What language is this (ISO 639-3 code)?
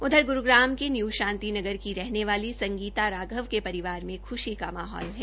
hin